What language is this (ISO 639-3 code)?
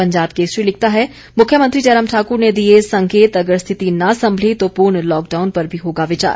hin